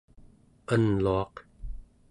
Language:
Central Yupik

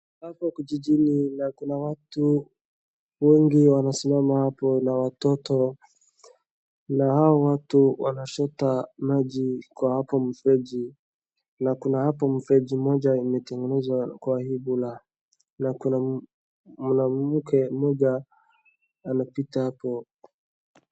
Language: Swahili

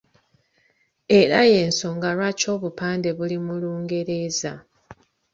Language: Ganda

